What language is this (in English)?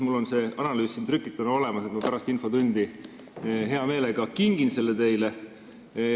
Estonian